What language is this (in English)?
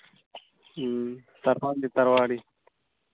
Santali